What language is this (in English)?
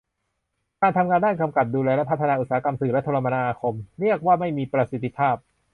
Thai